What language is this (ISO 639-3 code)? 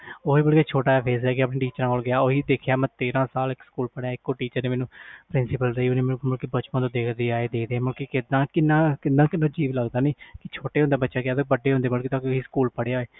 pan